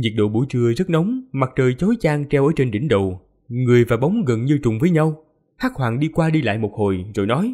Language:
Vietnamese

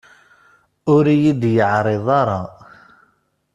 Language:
Kabyle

